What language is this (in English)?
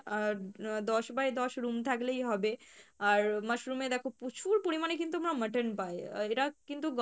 Bangla